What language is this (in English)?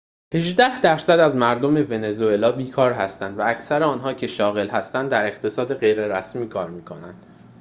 Persian